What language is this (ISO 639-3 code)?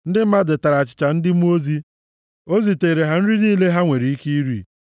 ibo